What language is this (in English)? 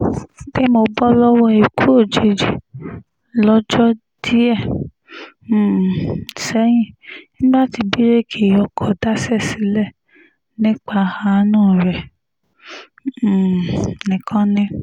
Yoruba